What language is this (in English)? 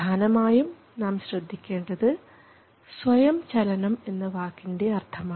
Malayalam